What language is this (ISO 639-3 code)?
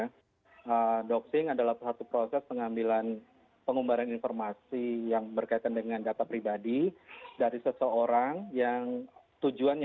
ind